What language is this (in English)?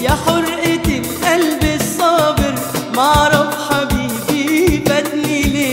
Arabic